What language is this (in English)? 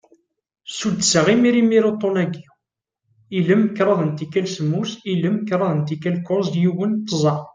Kabyle